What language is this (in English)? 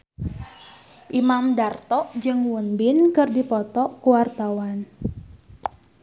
Sundanese